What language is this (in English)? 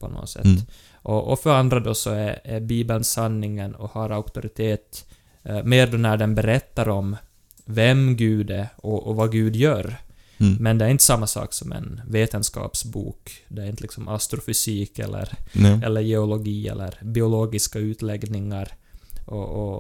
Swedish